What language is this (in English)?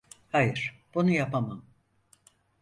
Turkish